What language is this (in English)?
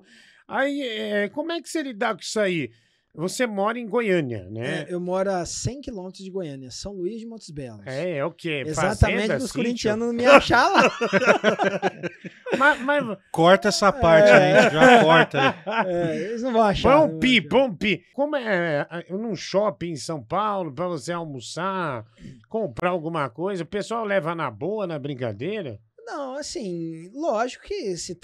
Portuguese